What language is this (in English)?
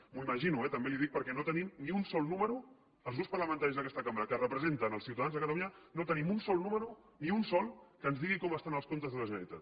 Catalan